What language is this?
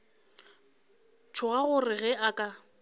Northern Sotho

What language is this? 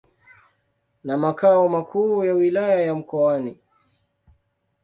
Swahili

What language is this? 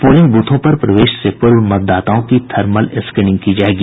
Hindi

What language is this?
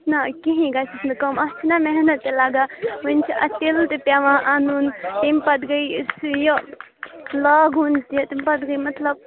Kashmiri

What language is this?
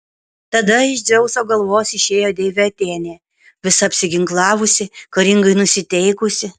Lithuanian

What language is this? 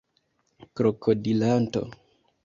Esperanto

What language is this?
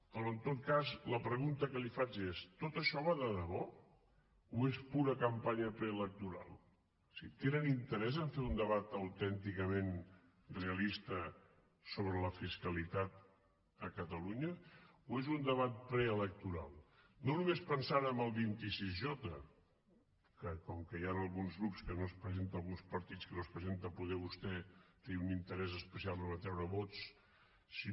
Catalan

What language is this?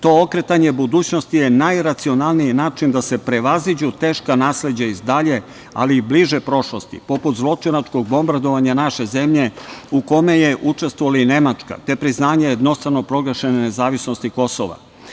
Serbian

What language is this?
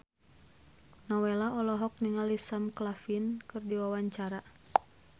Sundanese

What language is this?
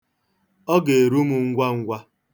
Igbo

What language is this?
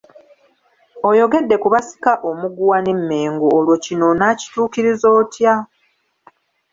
Ganda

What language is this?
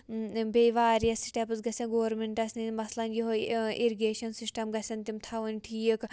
Kashmiri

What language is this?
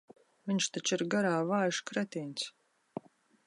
Latvian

